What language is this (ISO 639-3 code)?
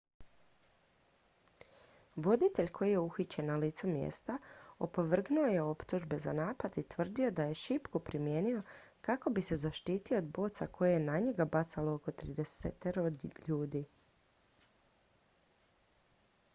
hrv